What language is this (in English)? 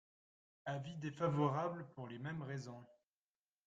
French